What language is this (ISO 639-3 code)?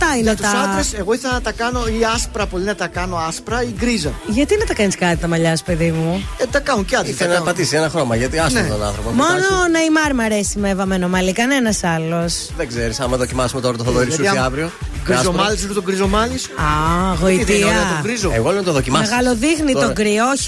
ell